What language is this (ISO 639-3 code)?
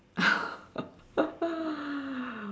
eng